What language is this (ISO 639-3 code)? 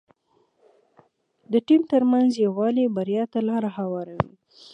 pus